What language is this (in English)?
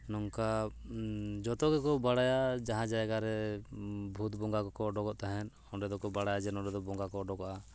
Santali